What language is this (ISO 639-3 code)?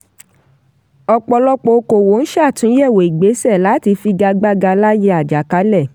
yor